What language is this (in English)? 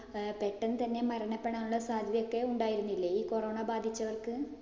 Malayalam